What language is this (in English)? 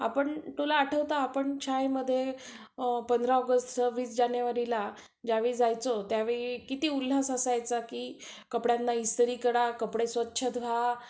Marathi